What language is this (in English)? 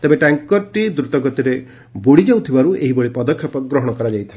Odia